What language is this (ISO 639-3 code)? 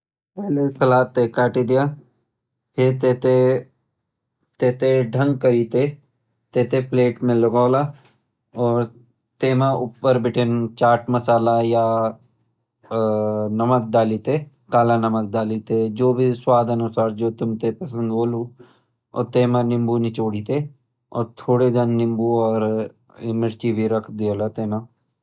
gbm